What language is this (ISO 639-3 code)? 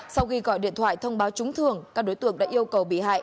vie